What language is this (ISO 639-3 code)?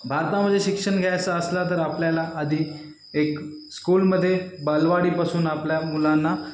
mar